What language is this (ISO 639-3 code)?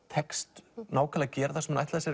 isl